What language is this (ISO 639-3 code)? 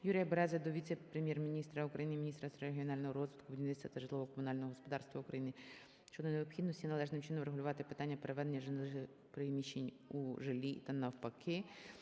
ukr